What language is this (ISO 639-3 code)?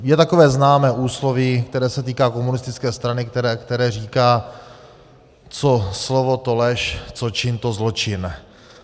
ces